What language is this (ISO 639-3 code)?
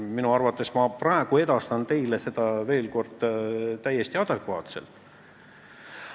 est